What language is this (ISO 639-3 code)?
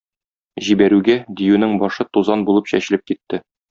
tat